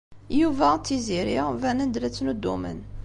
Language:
Kabyle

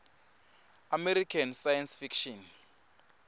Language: Swati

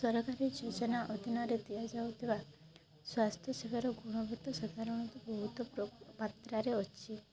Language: Odia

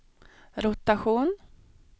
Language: Swedish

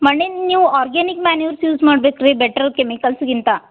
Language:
Kannada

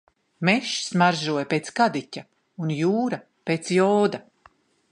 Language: Latvian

